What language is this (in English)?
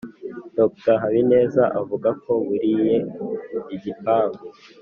Kinyarwanda